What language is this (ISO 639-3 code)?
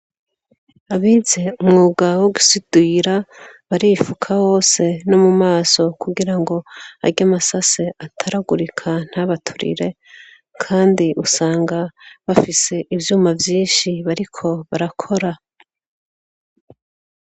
run